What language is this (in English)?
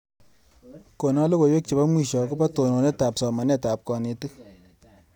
Kalenjin